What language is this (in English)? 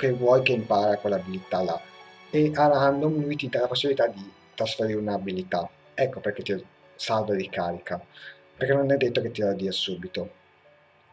Italian